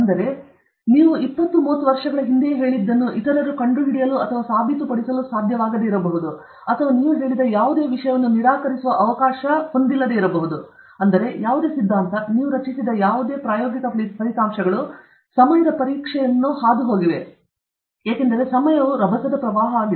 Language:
Kannada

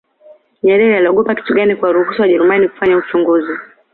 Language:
Swahili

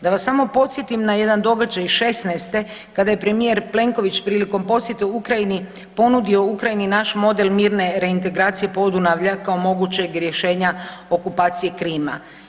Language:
Croatian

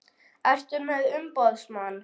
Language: Icelandic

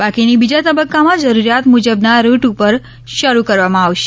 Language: Gujarati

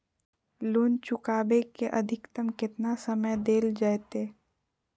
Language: Magahi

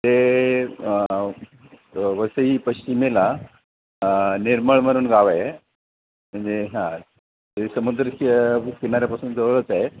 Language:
Marathi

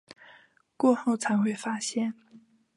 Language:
Chinese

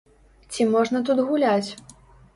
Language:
Belarusian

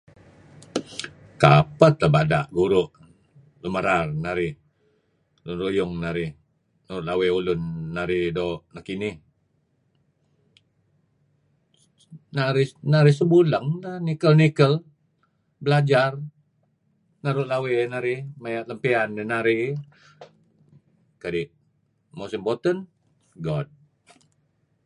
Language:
Kelabit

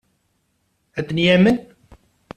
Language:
Kabyle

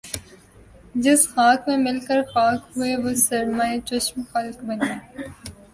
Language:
Urdu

